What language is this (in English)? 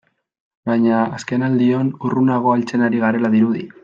Basque